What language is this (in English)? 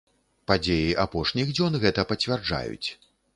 Belarusian